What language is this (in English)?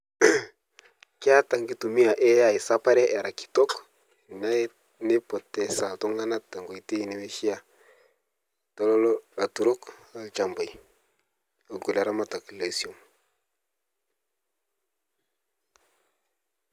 Masai